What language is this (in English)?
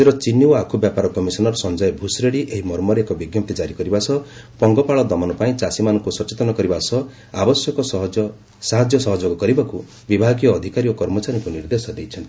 Odia